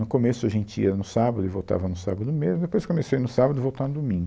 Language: Portuguese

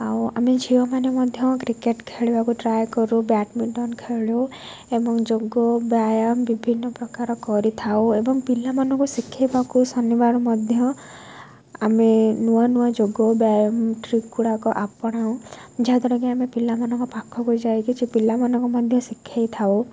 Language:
Odia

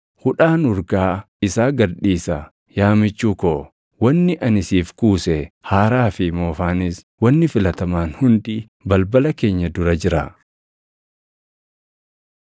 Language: Oromo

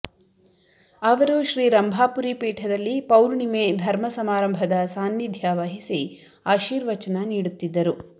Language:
Kannada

